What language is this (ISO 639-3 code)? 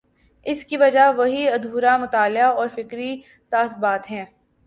urd